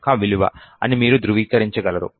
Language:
Telugu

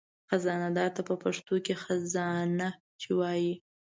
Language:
Pashto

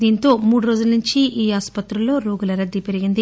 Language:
Telugu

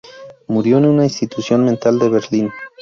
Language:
Spanish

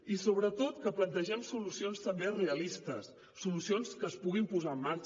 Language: Catalan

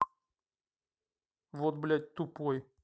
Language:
Russian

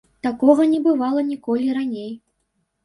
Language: Belarusian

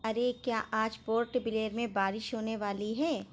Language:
Urdu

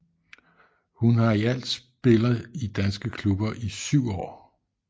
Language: Danish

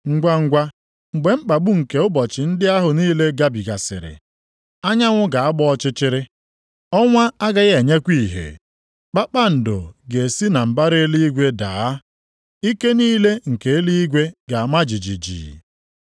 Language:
Igbo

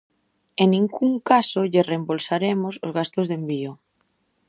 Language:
Galician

